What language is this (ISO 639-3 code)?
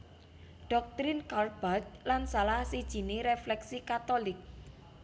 jav